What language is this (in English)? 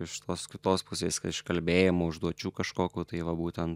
Lithuanian